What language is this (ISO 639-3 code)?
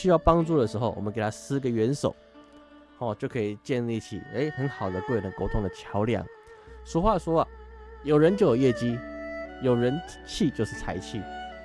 zho